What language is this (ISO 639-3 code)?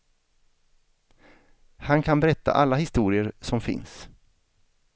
swe